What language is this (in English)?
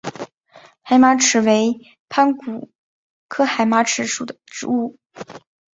Chinese